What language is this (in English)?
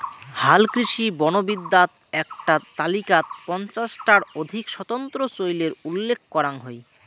Bangla